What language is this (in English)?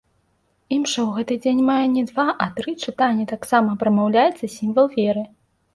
Belarusian